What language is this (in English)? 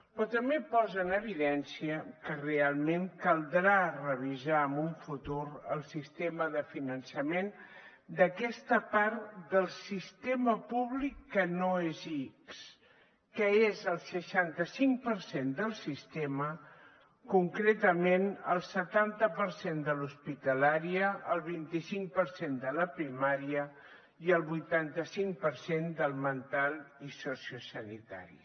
Catalan